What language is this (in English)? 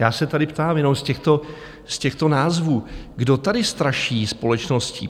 Czech